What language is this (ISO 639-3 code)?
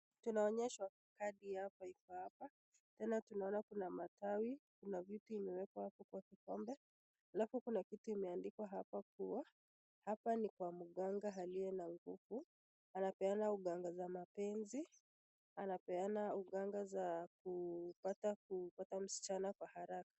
swa